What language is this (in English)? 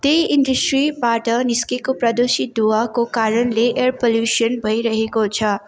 Nepali